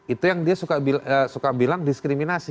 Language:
Indonesian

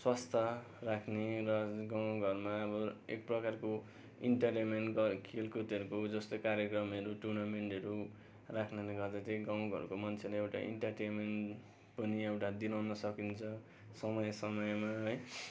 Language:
Nepali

